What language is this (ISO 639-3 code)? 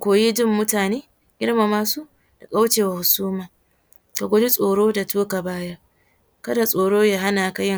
hau